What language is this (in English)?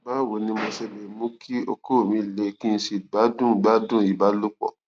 Yoruba